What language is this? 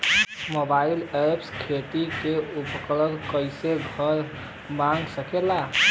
Bhojpuri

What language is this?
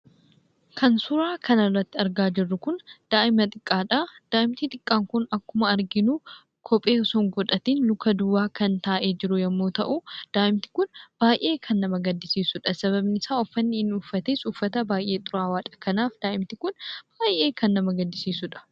Oromo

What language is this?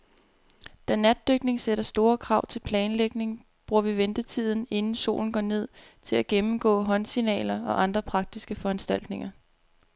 Danish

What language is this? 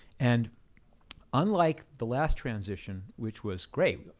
English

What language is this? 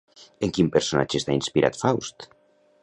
Catalan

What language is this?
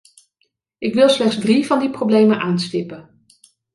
Dutch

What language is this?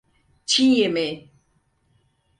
Turkish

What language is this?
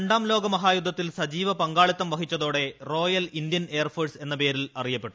Malayalam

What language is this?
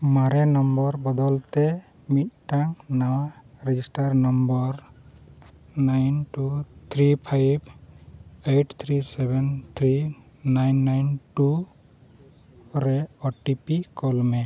Santali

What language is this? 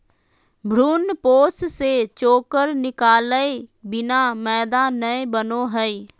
Magahi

